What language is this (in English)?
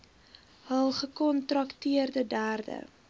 Afrikaans